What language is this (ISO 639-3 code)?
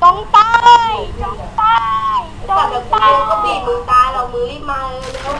tha